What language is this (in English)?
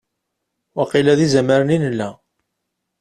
Kabyle